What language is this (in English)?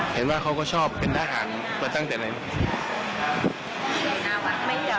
Thai